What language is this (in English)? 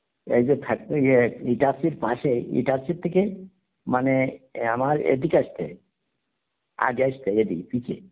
Bangla